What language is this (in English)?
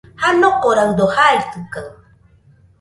Nüpode Huitoto